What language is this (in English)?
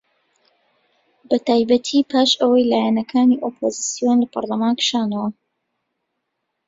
Central Kurdish